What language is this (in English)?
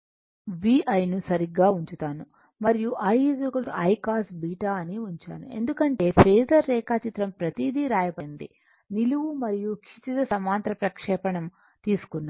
Telugu